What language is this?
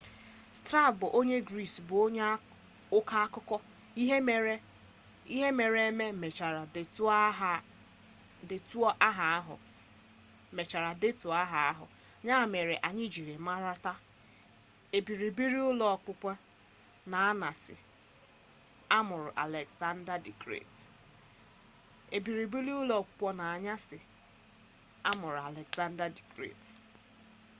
Igbo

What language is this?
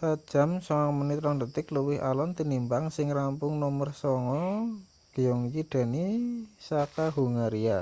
Javanese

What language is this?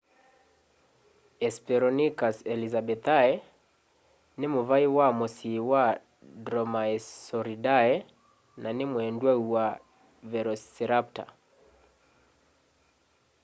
Kamba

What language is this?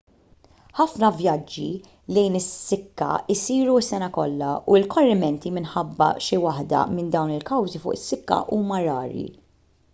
Maltese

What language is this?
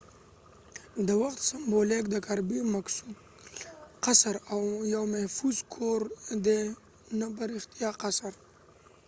Pashto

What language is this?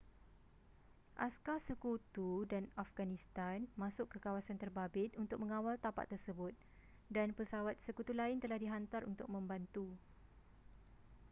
Malay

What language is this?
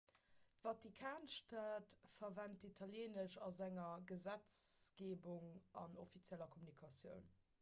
Luxembourgish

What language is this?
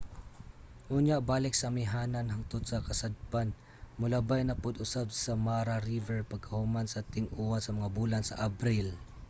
Cebuano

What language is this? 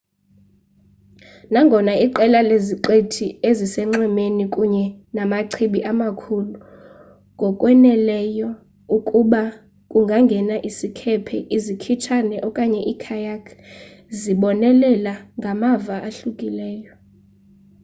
Xhosa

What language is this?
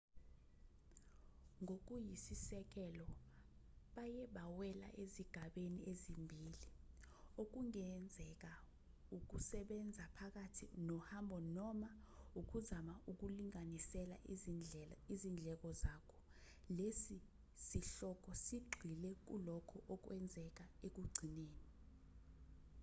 Zulu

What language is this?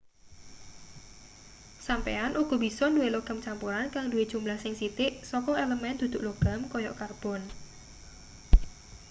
Javanese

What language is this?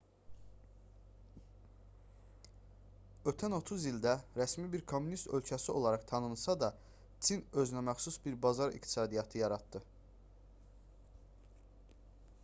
Azerbaijani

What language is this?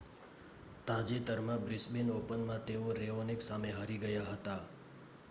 Gujarati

